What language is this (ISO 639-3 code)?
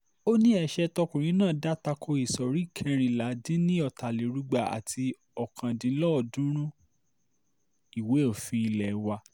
yor